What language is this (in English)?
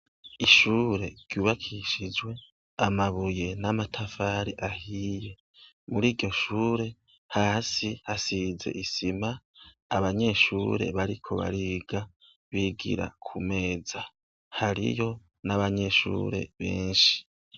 Rundi